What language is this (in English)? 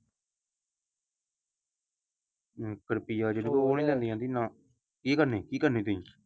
Punjabi